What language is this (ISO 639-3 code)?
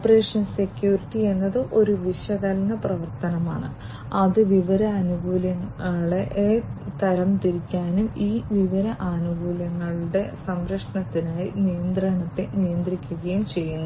mal